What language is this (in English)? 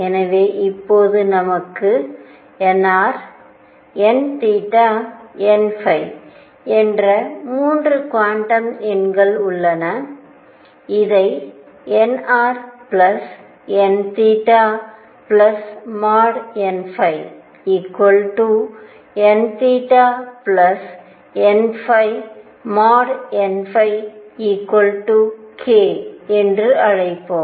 Tamil